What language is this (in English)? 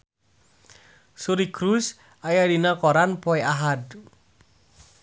Sundanese